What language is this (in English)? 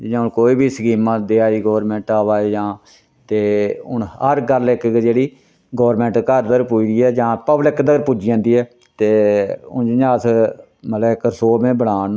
Dogri